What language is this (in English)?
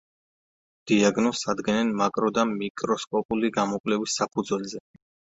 Georgian